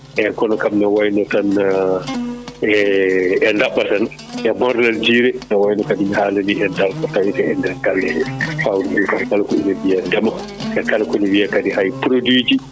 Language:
Fula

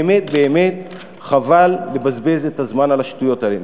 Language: Hebrew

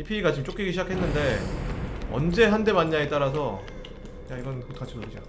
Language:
Korean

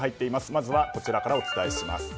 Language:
Japanese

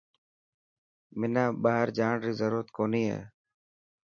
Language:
Dhatki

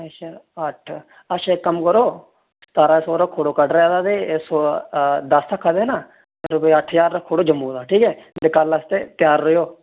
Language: Dogri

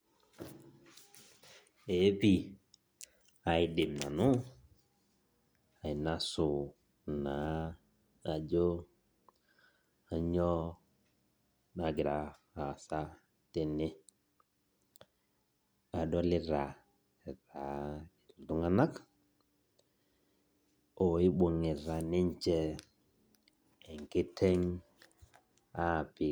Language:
Masai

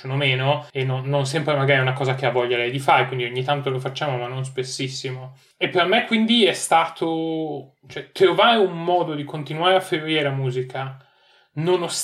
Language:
Italian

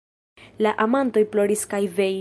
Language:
Esperanto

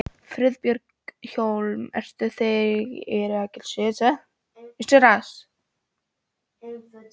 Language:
Icelandic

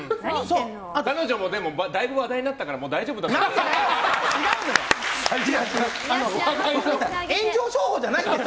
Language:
Japanese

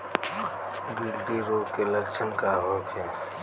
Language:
Bhojpuri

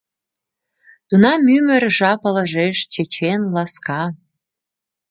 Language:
Mari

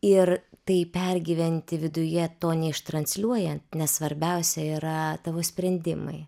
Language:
Lithuanian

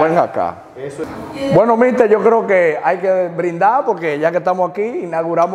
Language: Spanish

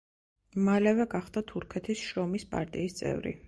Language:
Georgian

